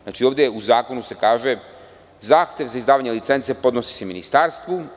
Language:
Serbian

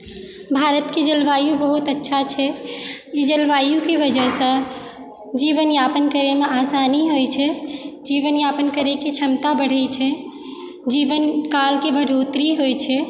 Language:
Maithili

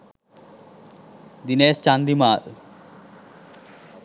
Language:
Sinhala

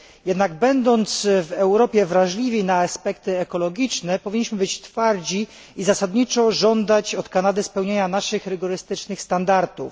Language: Polish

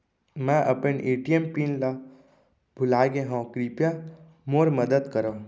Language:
Chhattisgarhi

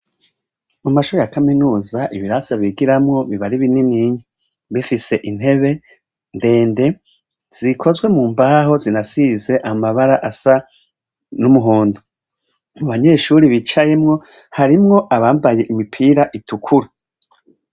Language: Rundi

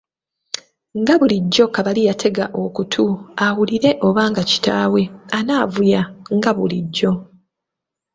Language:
Ganda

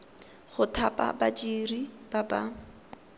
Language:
Tswana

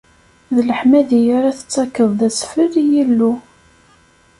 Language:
Kabyle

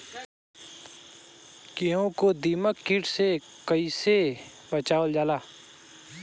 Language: Bhojpuri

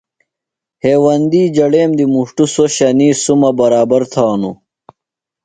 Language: Phalura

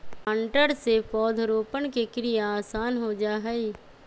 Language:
Magahi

